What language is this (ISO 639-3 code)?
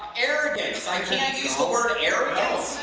eng